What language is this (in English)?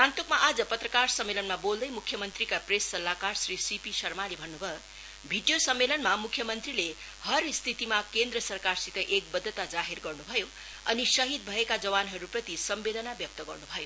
Nepali